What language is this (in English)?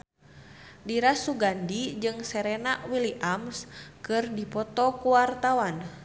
Sundanese